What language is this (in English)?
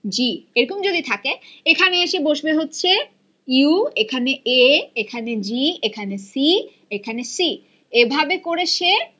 Bangla